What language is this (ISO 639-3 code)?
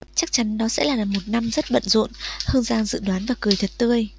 vie